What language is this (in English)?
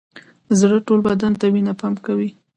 Pashto